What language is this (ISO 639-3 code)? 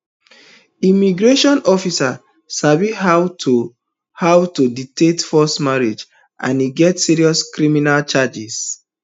pcm